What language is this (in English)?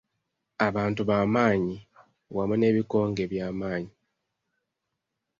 Ganda